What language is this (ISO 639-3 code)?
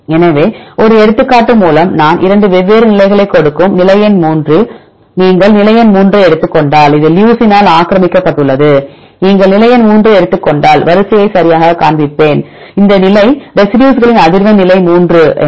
tam